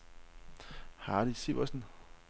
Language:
Danish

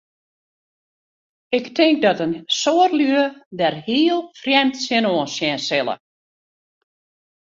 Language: Western Frisian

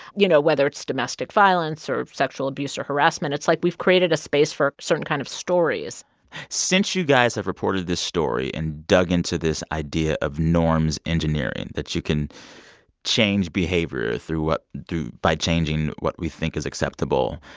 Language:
English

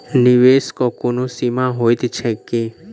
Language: Maithili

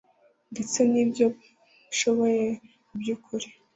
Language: Kinyarwanda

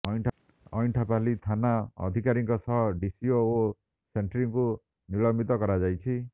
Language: Odia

